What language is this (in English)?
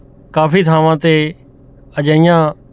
Punjabi